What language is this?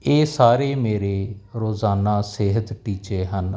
Punjabi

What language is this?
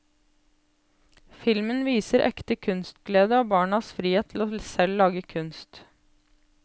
Norwegian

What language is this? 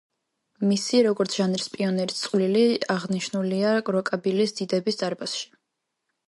Georgian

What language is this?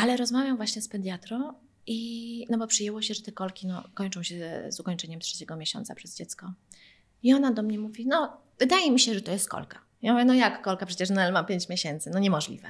Polish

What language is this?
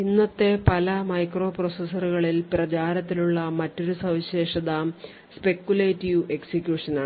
Malayalam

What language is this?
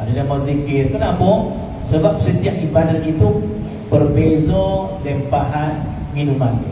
Malay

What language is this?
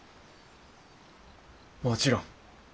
Japanese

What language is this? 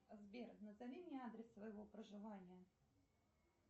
Russian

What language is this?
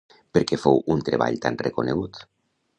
Catalan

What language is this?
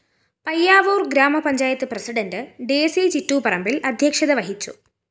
Malayalam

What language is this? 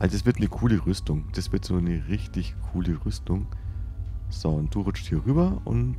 German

